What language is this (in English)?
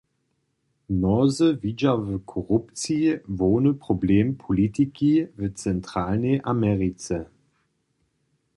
Upper Sorbian